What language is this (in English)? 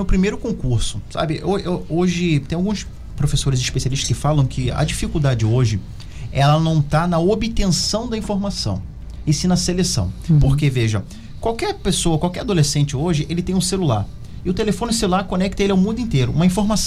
Portuguese